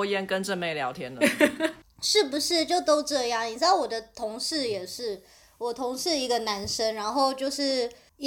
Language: Chinese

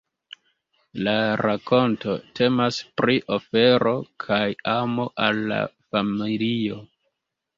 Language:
Esperanto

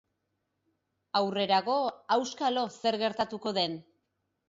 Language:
Basque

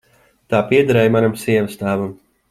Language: Latvian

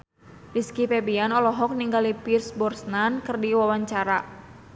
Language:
Sundanese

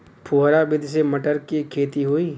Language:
Bhojpuri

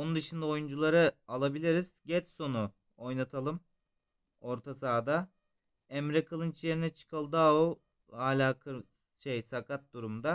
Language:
Turkish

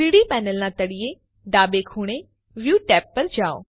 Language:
Gujarati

